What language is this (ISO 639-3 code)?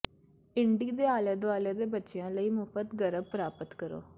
pan